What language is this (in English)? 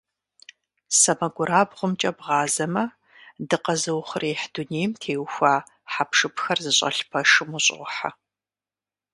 Kabardian